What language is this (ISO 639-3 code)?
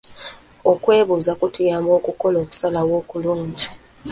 lug